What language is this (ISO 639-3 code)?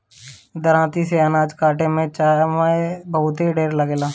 bho